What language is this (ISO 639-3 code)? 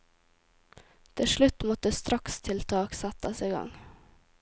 nor